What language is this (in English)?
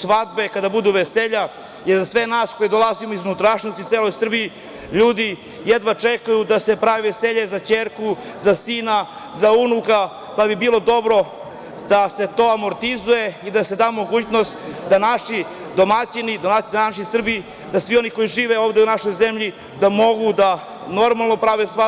Serbian